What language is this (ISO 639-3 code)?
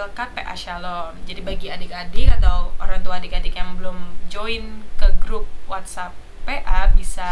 ind